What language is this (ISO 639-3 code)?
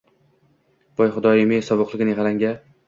uzb